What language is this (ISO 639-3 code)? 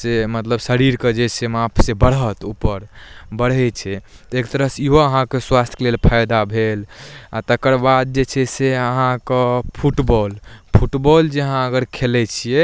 mai